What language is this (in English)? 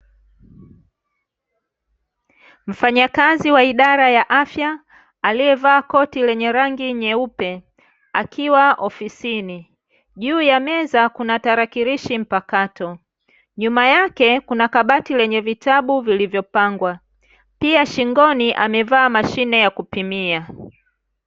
Swahili